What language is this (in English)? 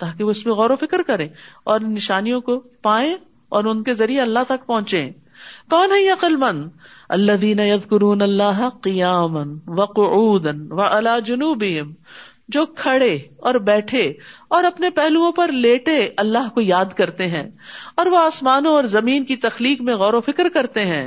Urdu